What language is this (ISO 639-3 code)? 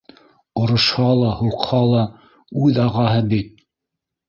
bak